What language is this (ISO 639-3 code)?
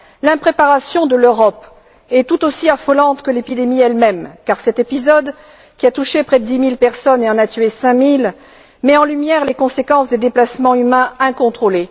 fra